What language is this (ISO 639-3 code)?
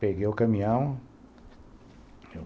por